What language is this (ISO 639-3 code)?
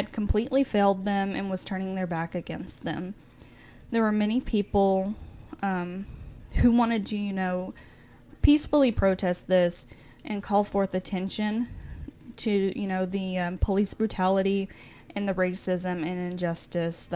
eng